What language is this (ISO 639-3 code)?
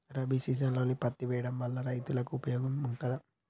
tel